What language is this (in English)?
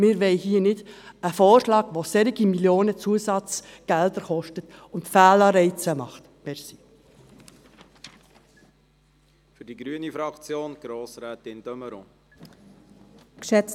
Swiss German